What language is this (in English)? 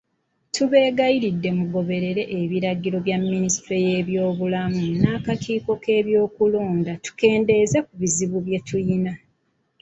Ganda